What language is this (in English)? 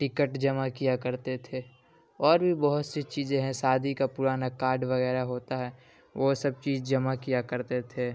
Urdu